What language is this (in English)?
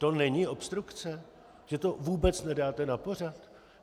Czech